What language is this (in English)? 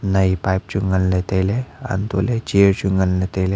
Wancho Naga